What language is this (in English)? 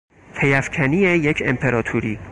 Persian